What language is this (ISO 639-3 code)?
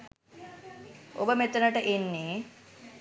sin